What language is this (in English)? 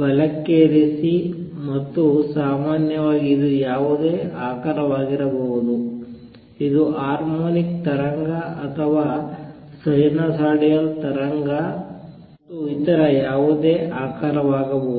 Kannada